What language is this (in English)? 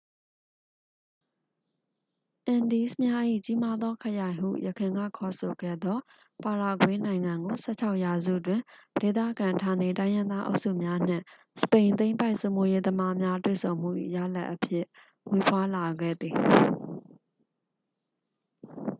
Burmese